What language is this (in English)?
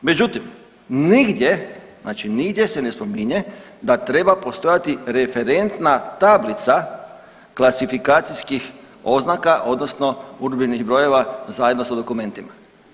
Croatian